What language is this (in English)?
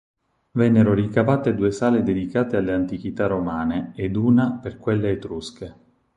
Italian